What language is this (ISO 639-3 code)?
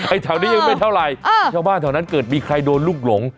tha